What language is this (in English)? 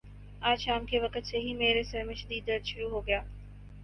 Urdu